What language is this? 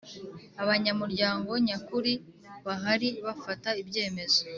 Kinyarwanda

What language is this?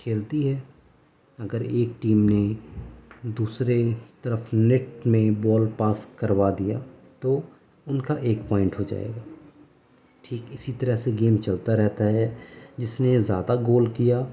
Urdu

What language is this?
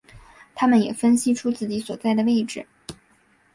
Chinese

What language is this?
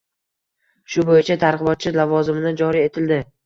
Uzbek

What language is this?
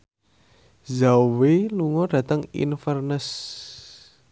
Javanese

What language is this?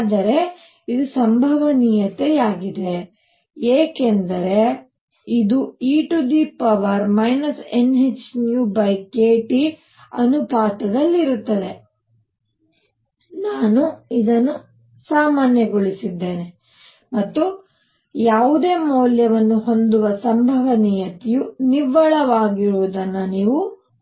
Kannada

